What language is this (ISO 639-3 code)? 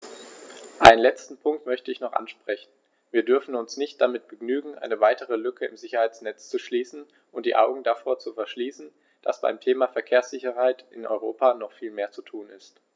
deu